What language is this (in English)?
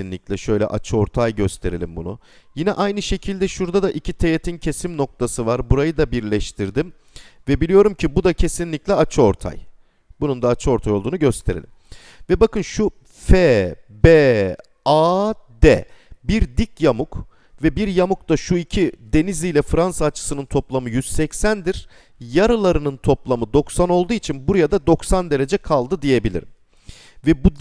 Turkish